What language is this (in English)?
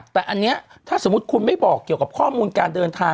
Thai